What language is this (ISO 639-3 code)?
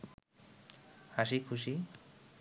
ben